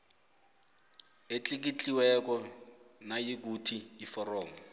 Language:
South Ndebele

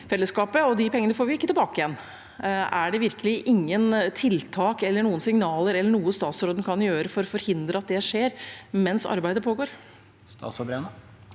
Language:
Norwegian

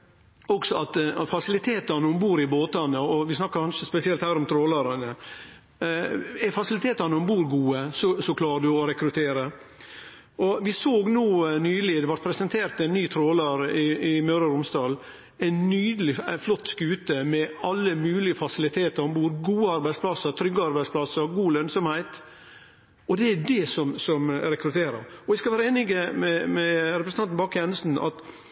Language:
Norwegian Nynorsk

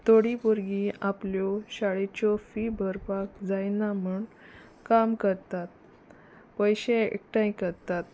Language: Konkani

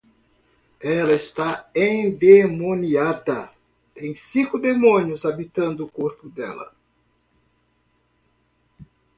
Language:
Portuguese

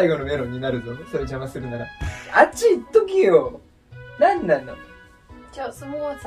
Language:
Japanese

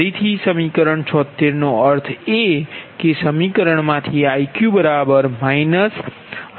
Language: Gujarati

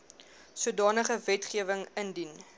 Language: Afrikaans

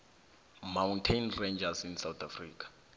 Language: South Ndebele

